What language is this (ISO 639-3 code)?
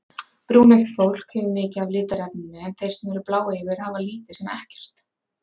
isl